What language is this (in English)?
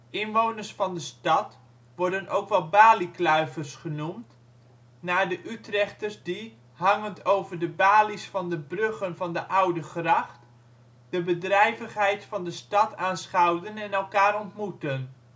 Dutch